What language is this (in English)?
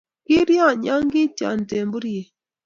Kalenjin